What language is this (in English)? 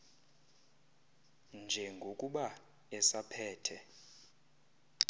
Xhosa